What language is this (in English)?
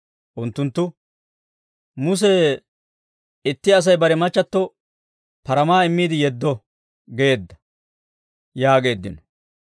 Dawro